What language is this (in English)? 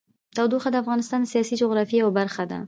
Pashto